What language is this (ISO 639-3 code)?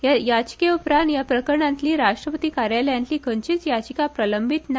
kok